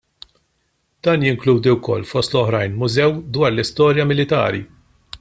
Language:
Maltese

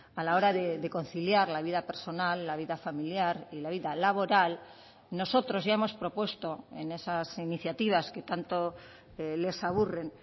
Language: Spanish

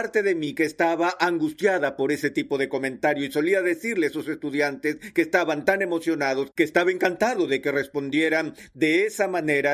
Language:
Spanish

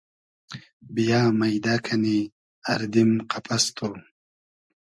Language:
Hazaragi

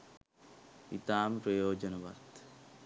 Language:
Sinhala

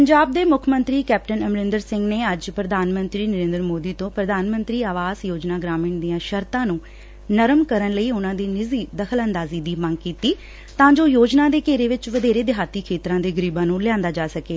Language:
Punjabi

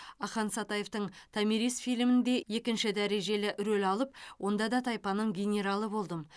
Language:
Kazakh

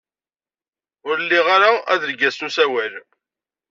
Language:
Kabyle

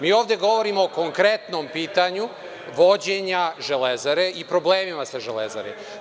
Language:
Serbian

